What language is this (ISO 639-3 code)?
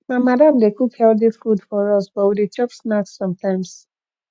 pcm